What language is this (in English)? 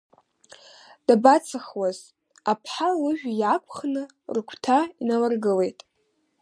Abkhazian